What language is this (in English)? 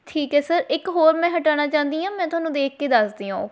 Punjabi